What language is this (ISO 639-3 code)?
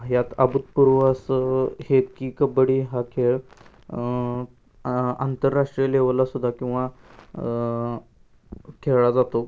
mar